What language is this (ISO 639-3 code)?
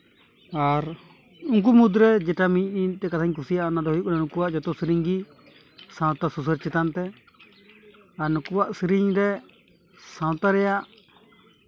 sat